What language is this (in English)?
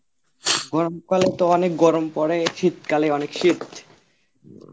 Bangla